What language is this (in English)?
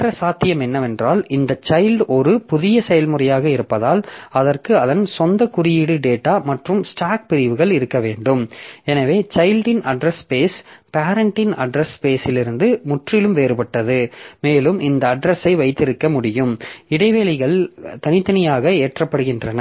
Tamil